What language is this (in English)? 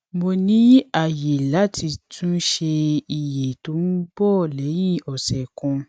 Yoruba